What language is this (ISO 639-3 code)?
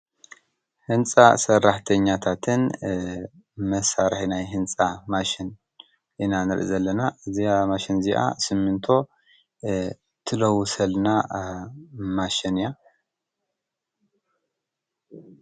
tir